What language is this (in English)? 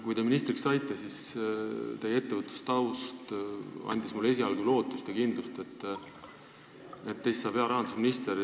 Estonian